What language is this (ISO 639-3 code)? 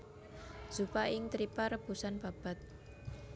jav